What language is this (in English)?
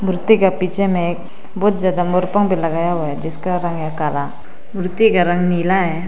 Hindi